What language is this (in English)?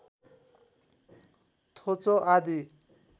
Nepali